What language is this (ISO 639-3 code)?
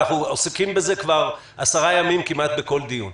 heb